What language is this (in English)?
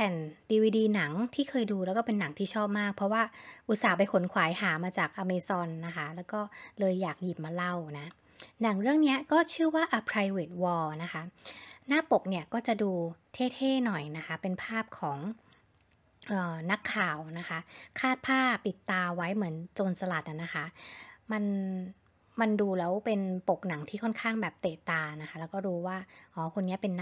Thai